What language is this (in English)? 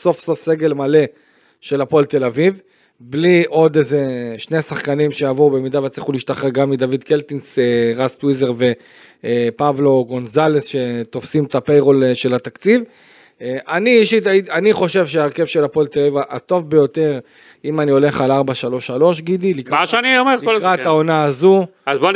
Hebrew